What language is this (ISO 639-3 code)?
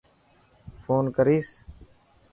mki